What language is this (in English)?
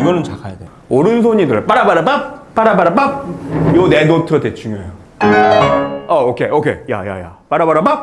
Korean